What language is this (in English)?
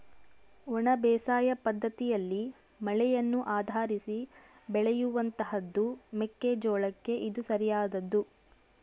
Kannada